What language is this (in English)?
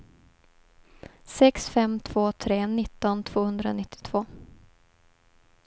Swedish